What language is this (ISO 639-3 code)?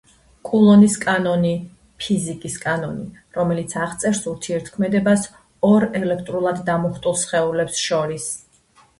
kat